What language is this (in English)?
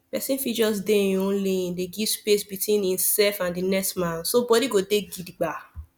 Nigerian Pidgin